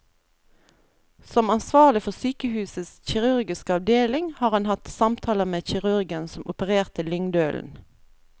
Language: Norwegian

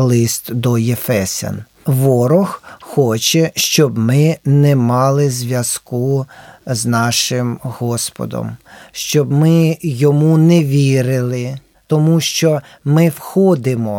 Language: Ukrainian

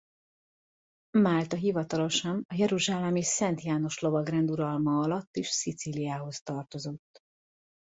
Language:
Hungarian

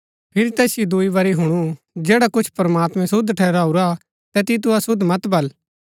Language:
Gaddi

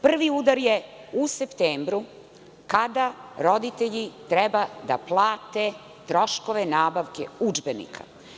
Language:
Serbian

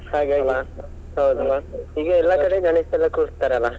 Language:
Kannada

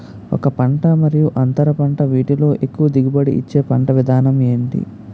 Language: Telugu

